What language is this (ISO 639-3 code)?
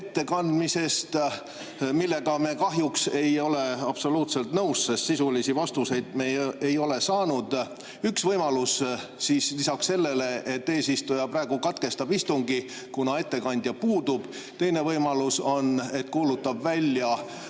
est